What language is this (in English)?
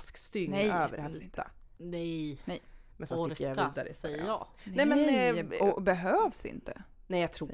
Swedish